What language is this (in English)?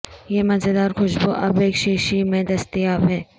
Urdu